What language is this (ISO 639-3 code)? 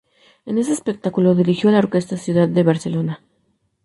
spa